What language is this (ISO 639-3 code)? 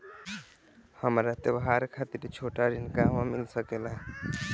bho